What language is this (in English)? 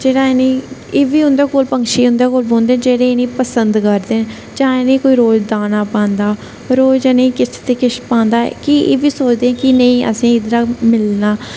Dogri